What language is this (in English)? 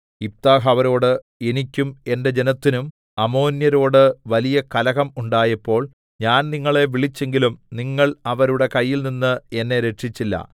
Malayalam